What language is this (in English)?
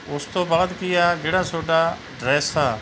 Punjabi